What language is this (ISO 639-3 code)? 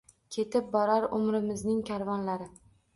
uzb